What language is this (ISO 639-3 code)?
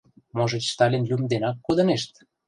chm